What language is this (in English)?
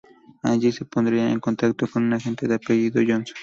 Spanish